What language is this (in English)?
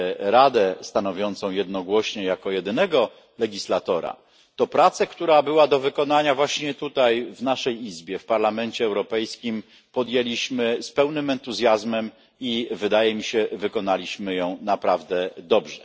Polish